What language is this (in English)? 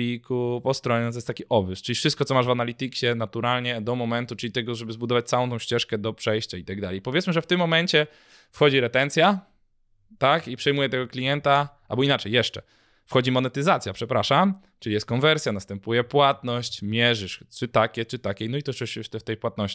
Polish